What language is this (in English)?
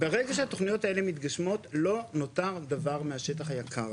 Hebrew